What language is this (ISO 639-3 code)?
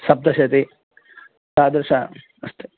san